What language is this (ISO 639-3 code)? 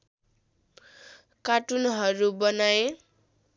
nep